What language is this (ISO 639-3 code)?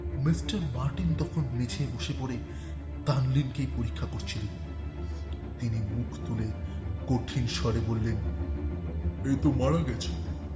ben